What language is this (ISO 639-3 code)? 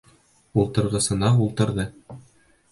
bak